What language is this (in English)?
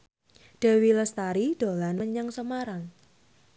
Javanese